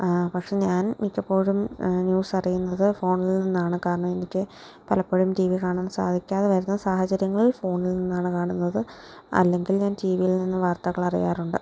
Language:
Malayalam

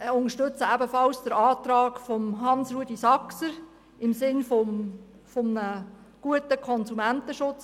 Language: Swiss German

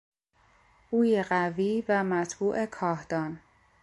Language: Persian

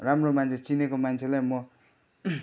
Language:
Nepali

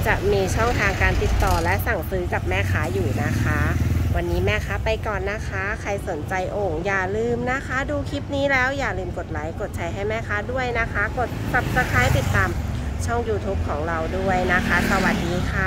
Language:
Thai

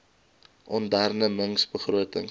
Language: Afrikaans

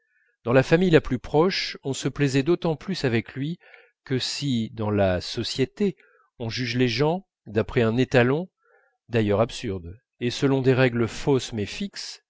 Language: French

